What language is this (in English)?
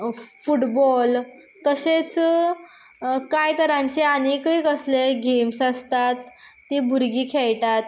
Konkani